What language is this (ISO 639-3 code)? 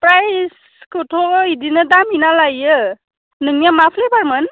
brx